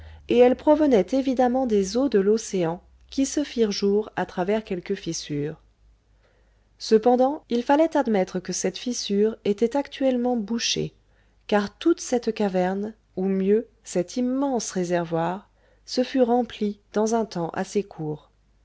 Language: French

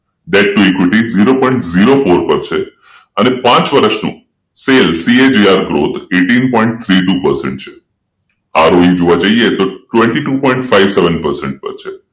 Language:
Gujarati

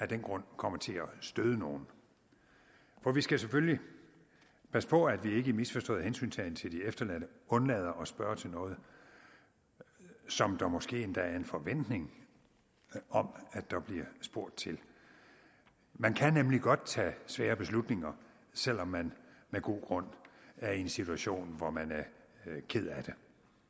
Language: Danish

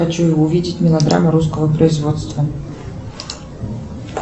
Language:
Russian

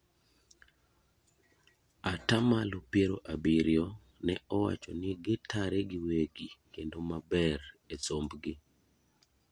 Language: Luo (Kenya and Tanzania)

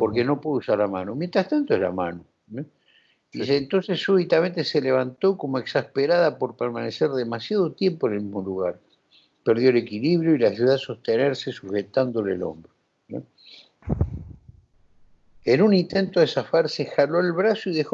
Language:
Spanish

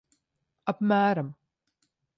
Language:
Latvian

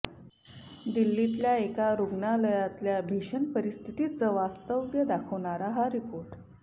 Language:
Marathi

